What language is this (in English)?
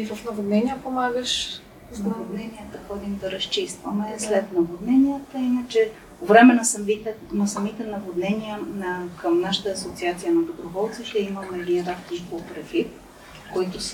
Bulgarian